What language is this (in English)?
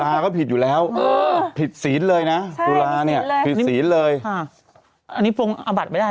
Thai